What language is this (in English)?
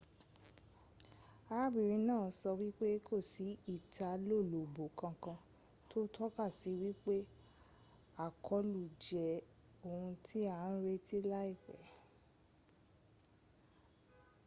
Yoruba